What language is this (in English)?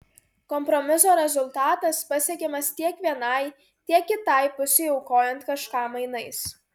Lithuanian